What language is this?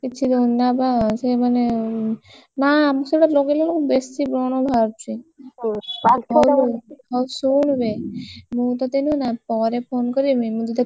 Odia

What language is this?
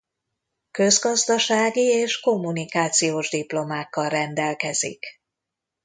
Hungarian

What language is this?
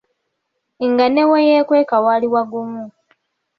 Ganda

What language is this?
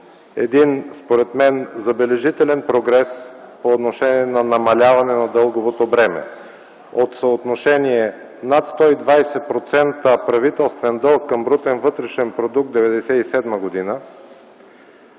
Bulgarian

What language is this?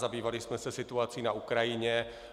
Czech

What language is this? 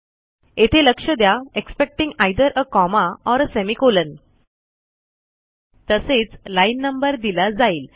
Marathi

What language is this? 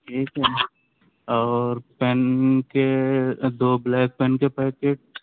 Urdu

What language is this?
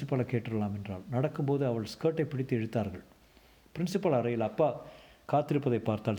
Tamil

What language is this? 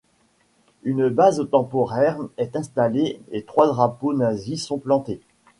French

